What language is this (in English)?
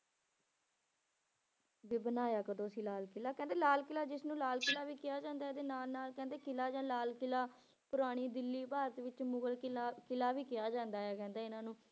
Punjabi